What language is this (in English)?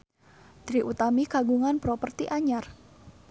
Sundanese